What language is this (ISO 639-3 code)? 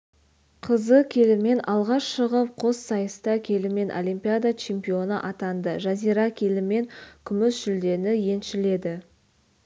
kaz